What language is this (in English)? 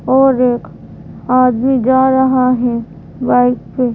Hindi